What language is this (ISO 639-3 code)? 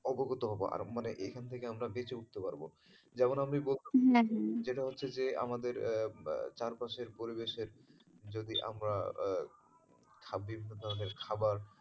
ben